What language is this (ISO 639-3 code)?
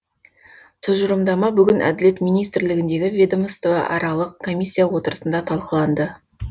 kaz